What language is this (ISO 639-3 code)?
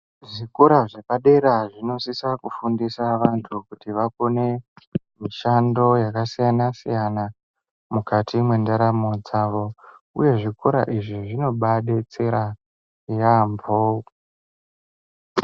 ndc